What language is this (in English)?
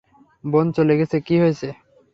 Bangla